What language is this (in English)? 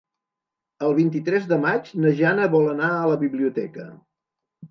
Catalan